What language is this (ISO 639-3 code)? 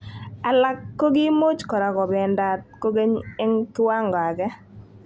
kln